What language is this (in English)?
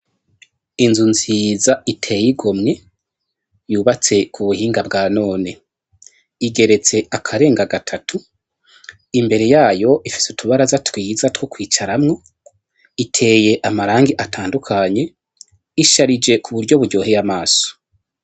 Rundi